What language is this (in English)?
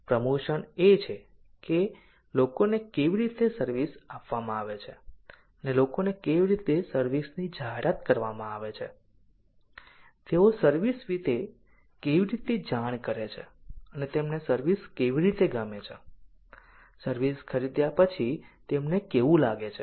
Gujarati